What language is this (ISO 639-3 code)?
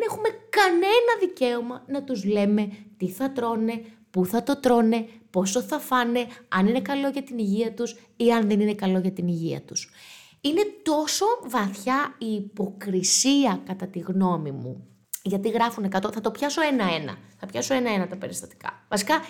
ell